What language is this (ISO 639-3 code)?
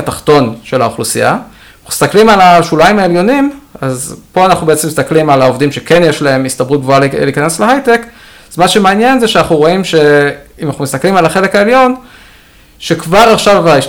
heb